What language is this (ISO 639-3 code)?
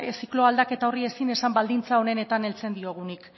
eus